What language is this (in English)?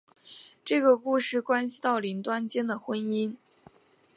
Chinese